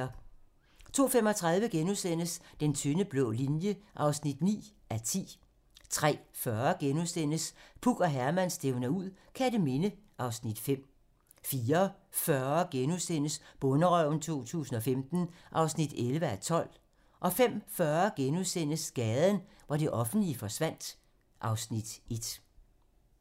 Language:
Danish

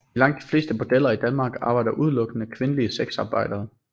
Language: Danish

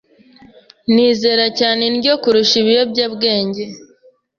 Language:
Kinyarwanda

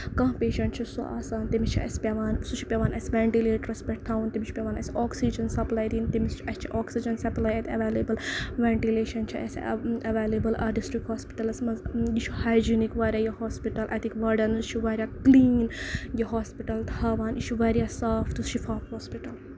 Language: Kashmiri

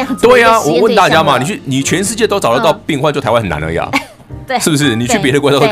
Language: Chinese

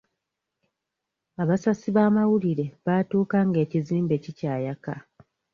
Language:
Ganda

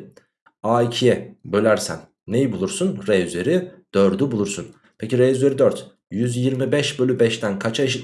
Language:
Turkish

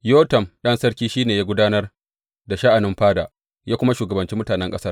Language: Hausa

